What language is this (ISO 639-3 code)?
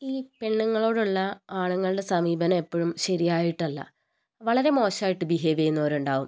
mal